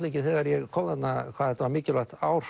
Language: Icelandic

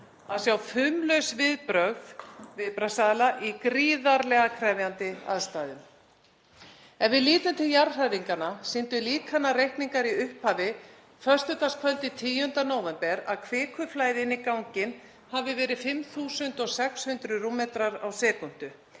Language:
Icelandic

